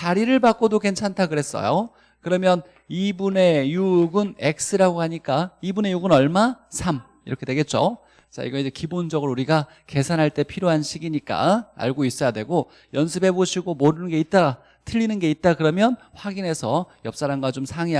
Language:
Korean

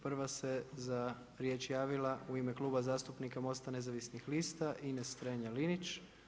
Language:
Croatian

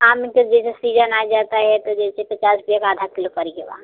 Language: Hindi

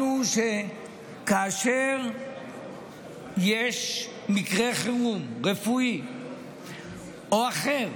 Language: Hebrew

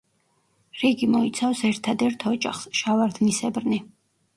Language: Georgian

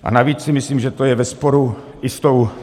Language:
Czech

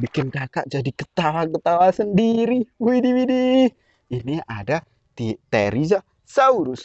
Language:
Indonesian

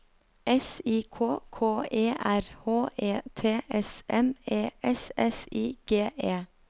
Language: Norwegian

